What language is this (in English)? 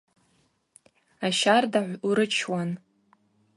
Abaza